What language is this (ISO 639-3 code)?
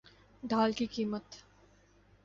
urd